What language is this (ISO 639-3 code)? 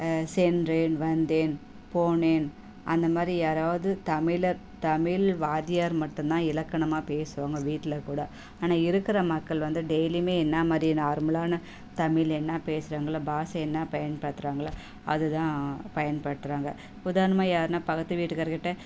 tam